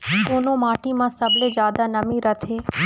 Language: Chhattisgarhi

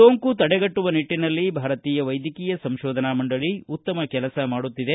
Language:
Kannada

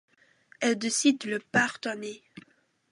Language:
French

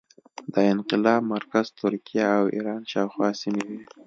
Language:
Pashto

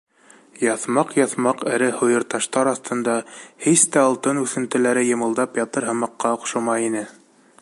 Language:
Bashkir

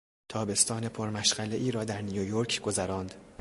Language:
Persian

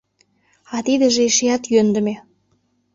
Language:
Mari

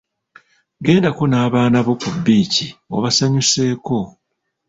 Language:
Ganda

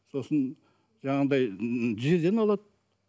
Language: Kazakh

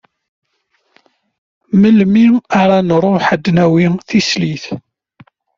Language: Kabyle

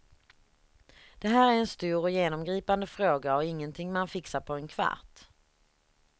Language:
Swedish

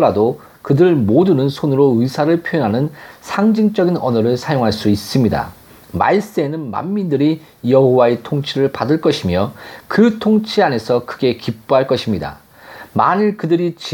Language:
Korean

